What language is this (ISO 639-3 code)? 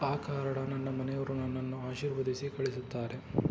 kan